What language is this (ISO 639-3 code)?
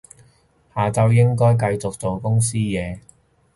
yue